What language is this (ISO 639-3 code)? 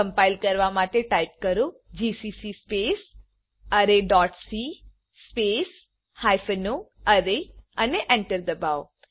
guj